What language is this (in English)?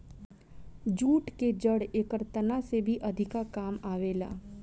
Bhojpuri